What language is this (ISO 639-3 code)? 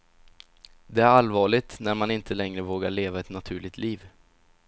swe